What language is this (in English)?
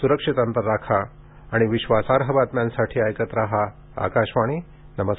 Marathi